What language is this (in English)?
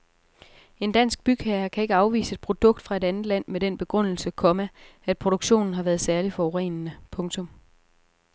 Danish